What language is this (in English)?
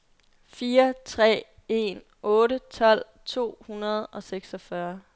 Danish